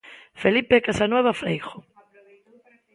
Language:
Galician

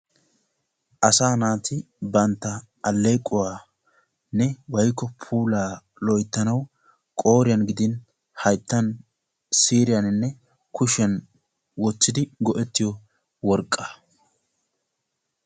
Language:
Wolaytta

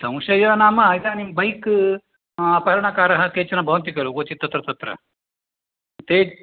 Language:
Sanskrit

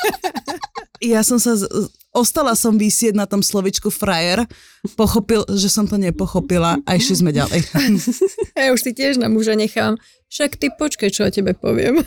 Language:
Slovak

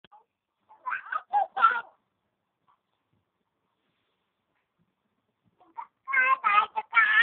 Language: Indonesian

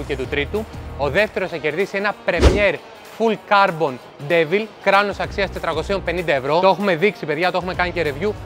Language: Greek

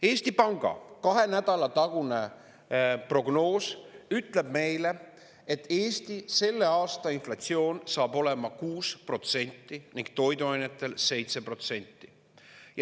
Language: Estonian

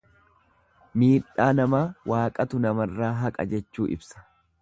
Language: Oromo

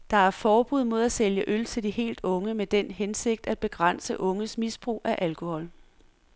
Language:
Danish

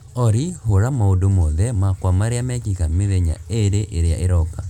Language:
Kikuyu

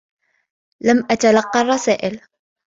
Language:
Arabic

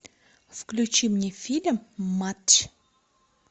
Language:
Russian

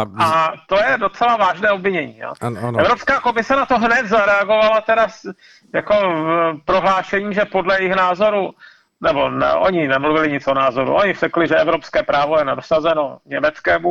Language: Czech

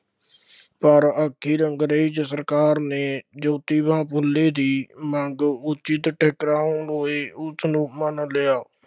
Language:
Punjabi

